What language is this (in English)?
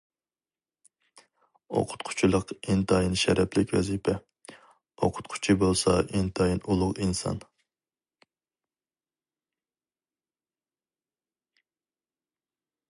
Uyghur